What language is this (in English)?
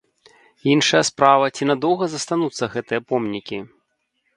Belarusian